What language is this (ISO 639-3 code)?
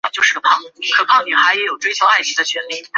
zho